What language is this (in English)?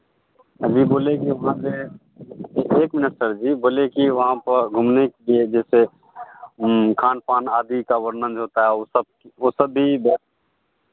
Hindi